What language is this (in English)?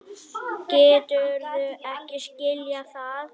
Icelandic